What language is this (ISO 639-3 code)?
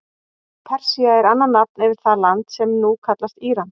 isl